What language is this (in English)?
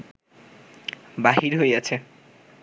Bangla